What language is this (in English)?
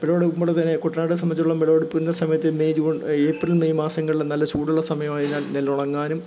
Malayalam